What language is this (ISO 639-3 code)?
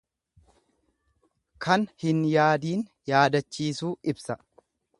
orm